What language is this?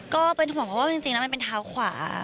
Thai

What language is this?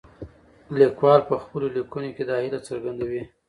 Pashto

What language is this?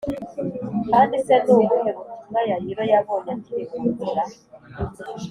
Kinyarwanda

